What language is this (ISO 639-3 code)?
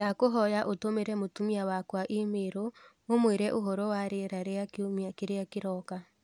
kik